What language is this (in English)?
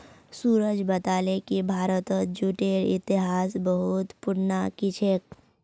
Magahi